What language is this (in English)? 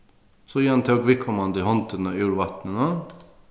Faroese